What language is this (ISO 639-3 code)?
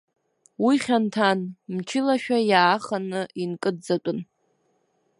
abk